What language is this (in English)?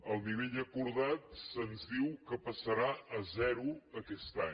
Catalan